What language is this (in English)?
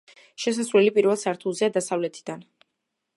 Georgian